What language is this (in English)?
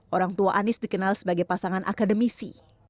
Indonesian